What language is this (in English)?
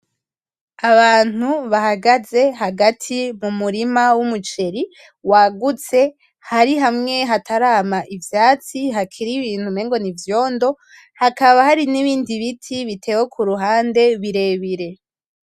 Rundi